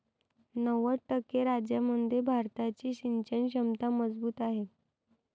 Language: Marathi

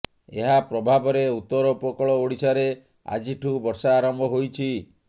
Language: Odia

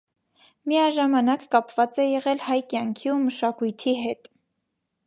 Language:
Armenian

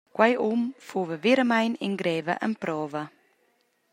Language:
Romansh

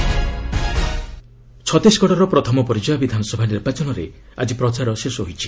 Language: Odia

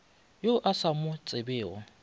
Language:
Northern Sotho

